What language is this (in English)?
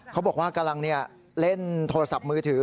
Thai